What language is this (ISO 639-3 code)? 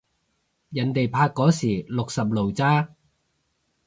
yue